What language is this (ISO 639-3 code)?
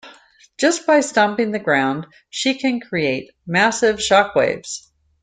eng